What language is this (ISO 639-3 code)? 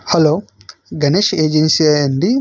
tel